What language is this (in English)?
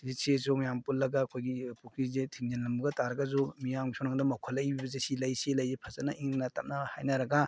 Manipuri